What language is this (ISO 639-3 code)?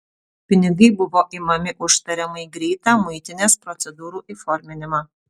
lit